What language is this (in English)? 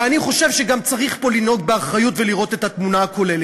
Hebrew